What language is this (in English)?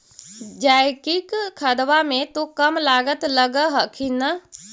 Magahi